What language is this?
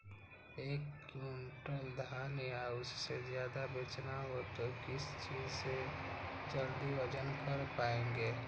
Magahi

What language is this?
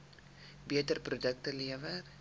Afrikaans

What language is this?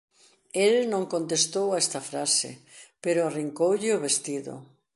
Galician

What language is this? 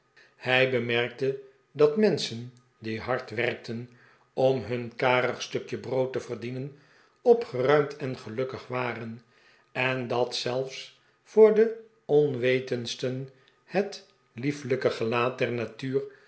Dutch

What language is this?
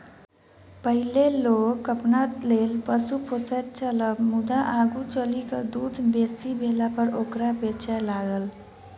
Maithili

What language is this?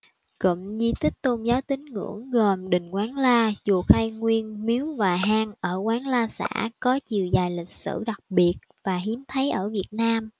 Vietnamese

